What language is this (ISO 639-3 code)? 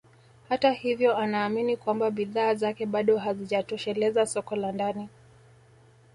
swa